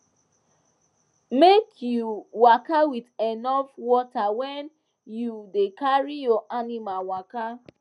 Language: Nigerian Pidgin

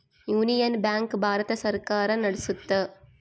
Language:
Kannada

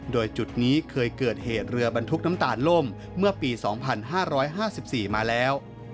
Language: Thai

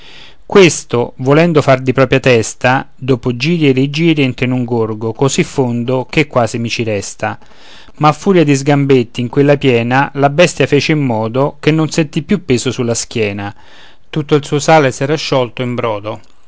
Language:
Italian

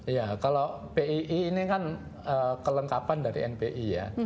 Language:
Indonesian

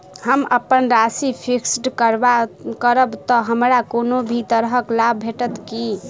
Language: Maithili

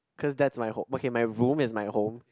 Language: English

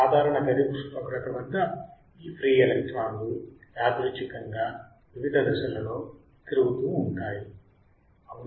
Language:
Telugu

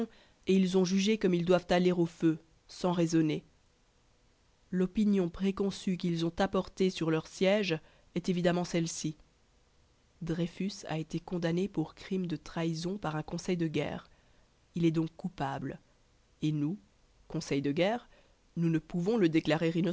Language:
French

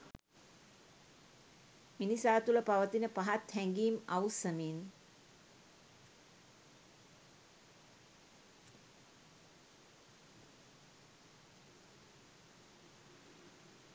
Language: Sinhala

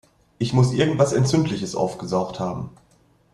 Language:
German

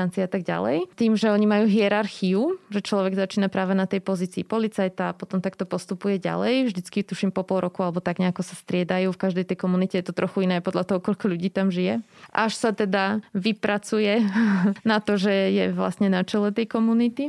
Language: Slovak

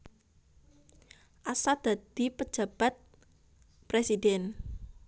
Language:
Javanese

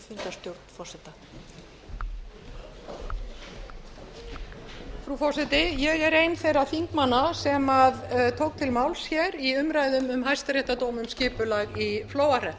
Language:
Icelandic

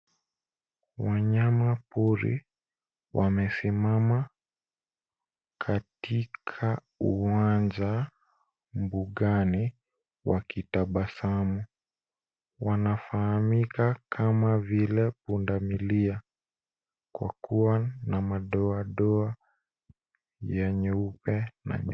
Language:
Swahili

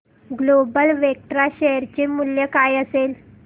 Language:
Marathi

